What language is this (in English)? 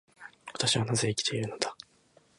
Japanese